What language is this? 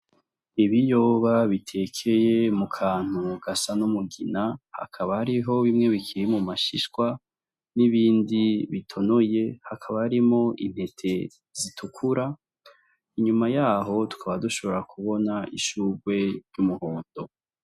Rundi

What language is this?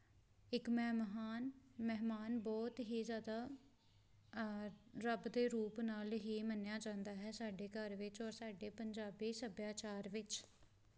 Punjabi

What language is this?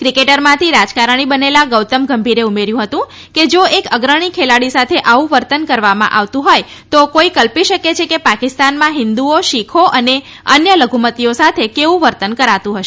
Gujarati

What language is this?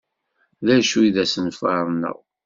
Kabyle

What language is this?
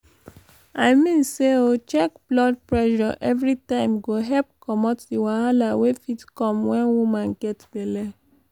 Nigerian Pidgin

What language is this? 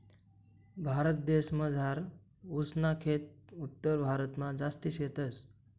Marathi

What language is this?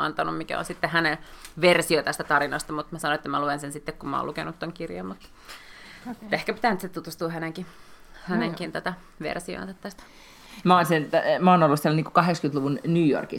Finnish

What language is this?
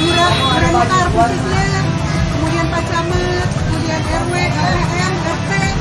Indonesian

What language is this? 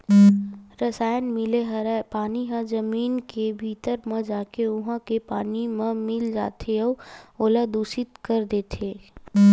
Chhattisgarhi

